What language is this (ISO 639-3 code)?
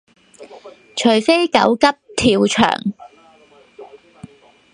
yue